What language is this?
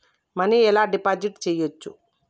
Telugu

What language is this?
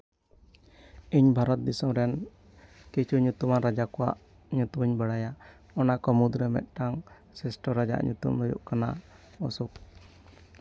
Santali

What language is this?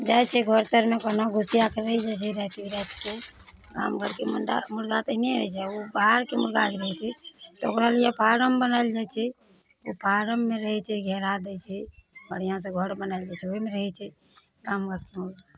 Maithili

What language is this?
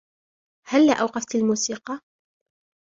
Arabic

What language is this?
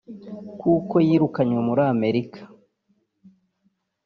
Kinyarwanda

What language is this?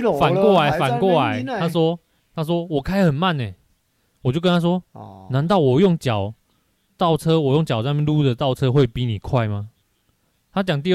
Chinese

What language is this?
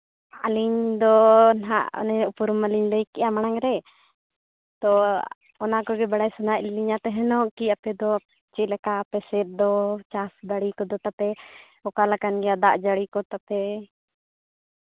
Santali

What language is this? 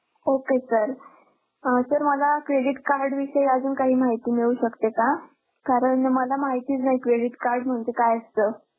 Marathi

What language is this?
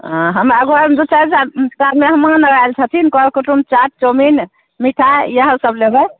Maithili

